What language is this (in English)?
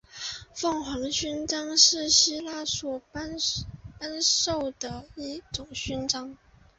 Chinese